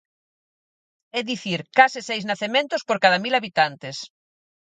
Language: Galician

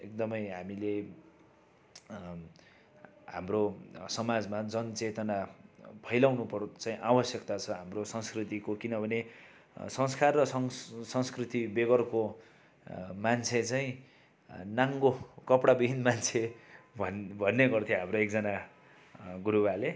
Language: Nepali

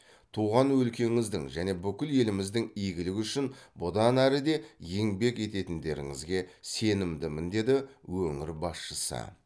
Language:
Kazakh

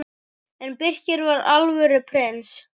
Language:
Icelandic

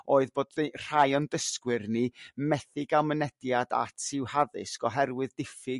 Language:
Welsh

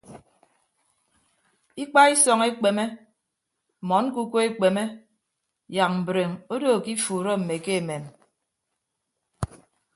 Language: Ibibio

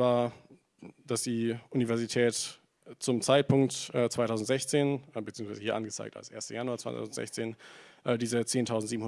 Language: German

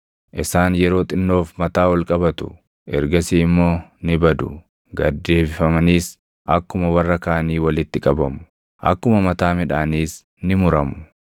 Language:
Oromo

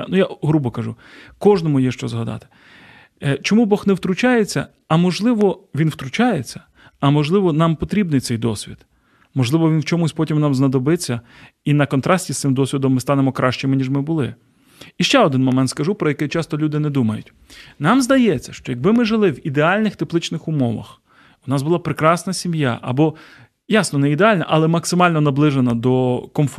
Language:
Ukrainian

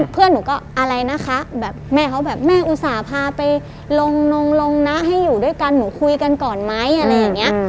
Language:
Thai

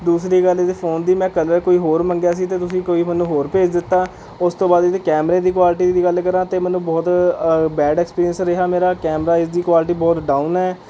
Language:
Punjabi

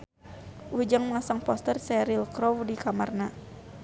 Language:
Sundanese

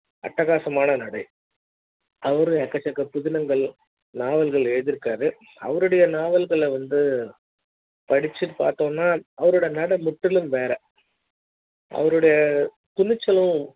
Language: Tamil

